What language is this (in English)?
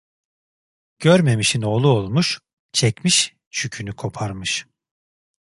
Turkish